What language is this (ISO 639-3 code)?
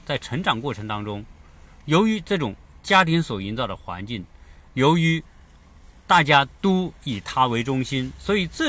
zho